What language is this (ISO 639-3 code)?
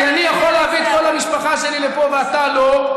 heb